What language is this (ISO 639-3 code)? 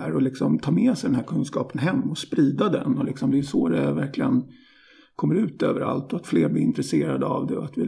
swe